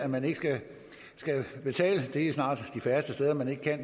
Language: Danish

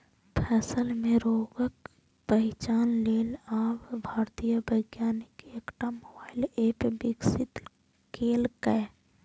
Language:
Maithili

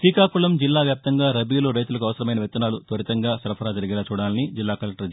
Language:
Telugu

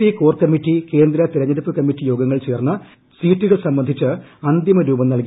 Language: Malayalam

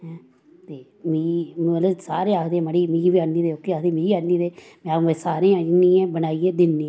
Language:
Dogri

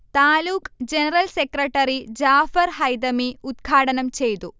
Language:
Malayalam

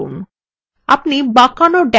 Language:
Bangla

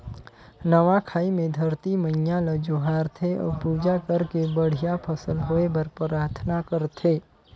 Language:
Chhattisgarhi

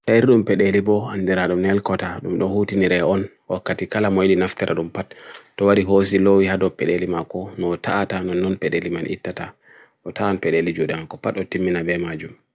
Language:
Bagirmi Fulfulde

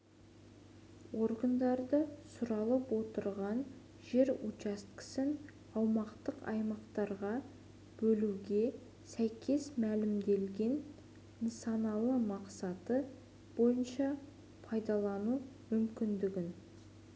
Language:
Kazakh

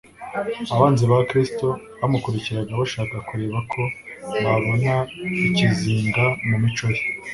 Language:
Kinyarwanda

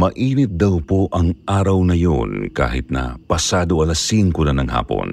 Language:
Filipino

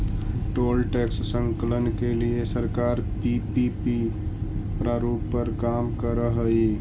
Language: Magahi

